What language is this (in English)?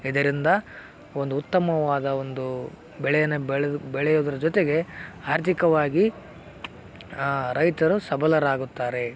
Kannada